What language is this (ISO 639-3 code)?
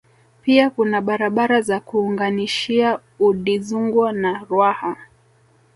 swa